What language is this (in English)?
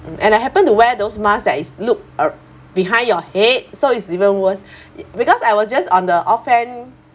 English